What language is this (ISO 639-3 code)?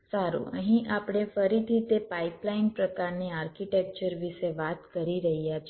guj